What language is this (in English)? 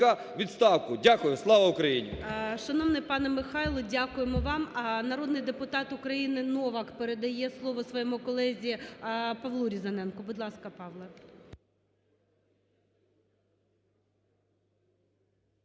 Ukrainian